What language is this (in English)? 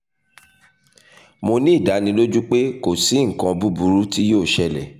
Yoruba